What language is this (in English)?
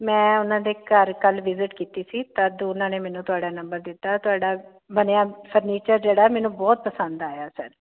Punjabi